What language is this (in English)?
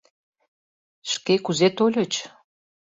Mari